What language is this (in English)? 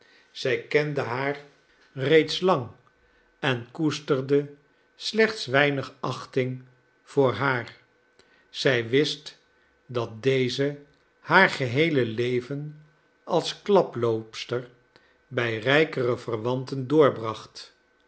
Dutch